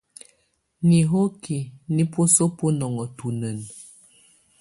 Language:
Tunen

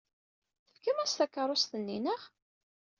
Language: Kabyle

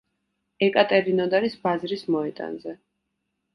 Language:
Georgian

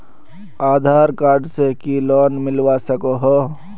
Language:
Magahi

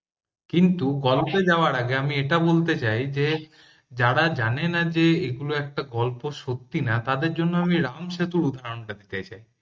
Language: Bangla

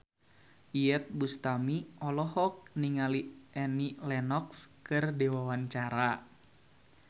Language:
Sundanese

